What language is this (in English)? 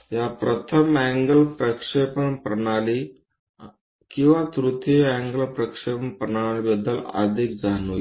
Marathi